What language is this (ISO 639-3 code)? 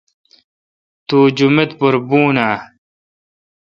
xka